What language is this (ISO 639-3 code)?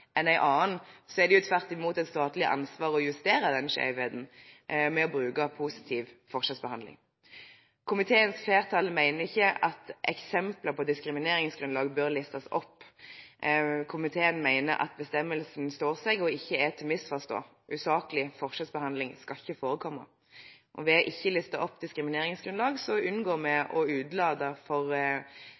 nob